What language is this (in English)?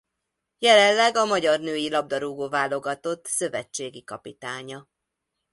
Hungarian